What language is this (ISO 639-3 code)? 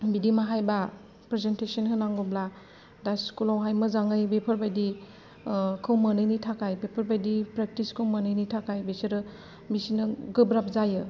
brx